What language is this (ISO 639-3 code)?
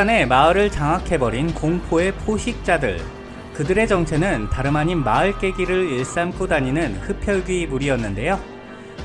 kor